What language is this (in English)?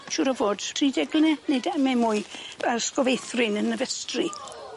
Welsh